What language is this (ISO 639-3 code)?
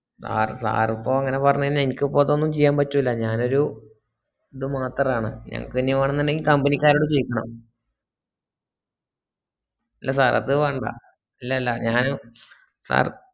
mal